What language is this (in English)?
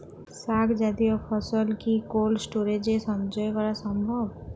Bangla